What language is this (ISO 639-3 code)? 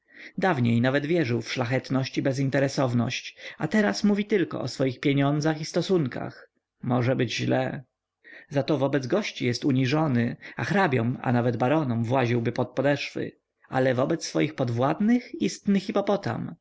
pol